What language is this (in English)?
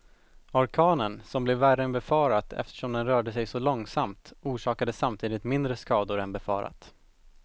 Swedish